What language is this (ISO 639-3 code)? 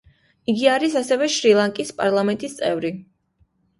kat